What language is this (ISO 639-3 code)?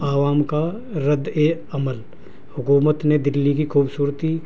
urd